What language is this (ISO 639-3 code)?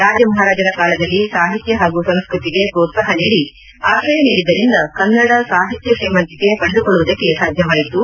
kan